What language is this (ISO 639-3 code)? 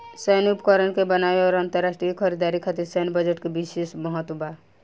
bho